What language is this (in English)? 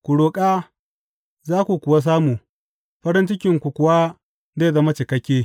Hausa